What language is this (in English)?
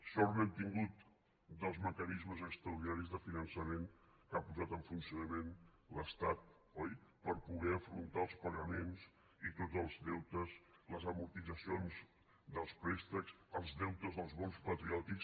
Catalan